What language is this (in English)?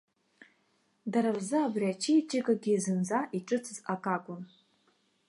Abkhazian